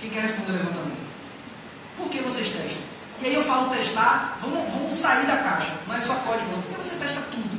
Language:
Portuguese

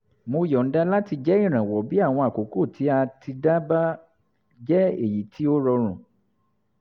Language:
Yoruba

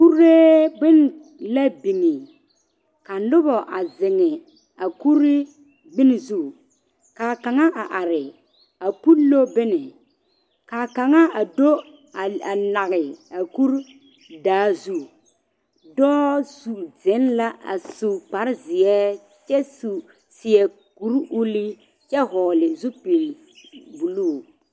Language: Southern Dagaare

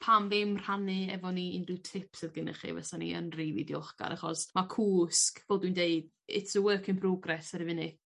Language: Welsh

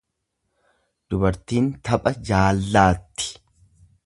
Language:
Oromo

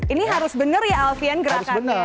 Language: Indonesian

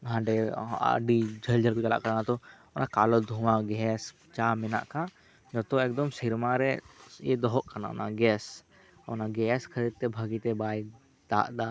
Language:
Santali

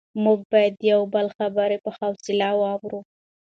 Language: Pashto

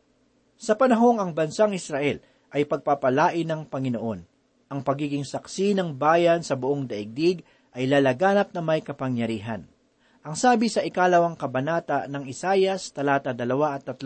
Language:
Filipino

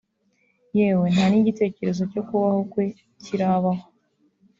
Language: Kinyarwanda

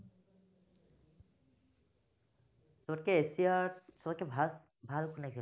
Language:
Assamese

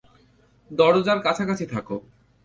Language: Bangla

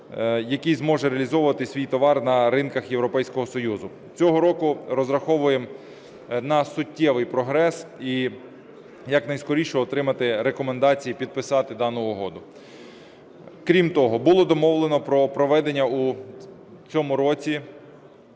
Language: Ukrainian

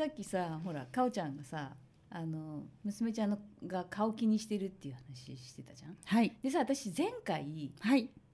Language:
Japanese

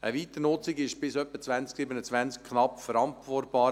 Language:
Swiss German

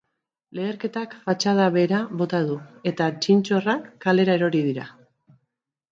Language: Basque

